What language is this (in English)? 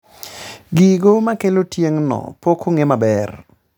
Luo (Kenya and Tanzania)